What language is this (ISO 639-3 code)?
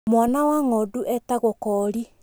kik